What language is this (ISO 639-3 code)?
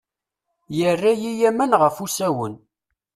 kab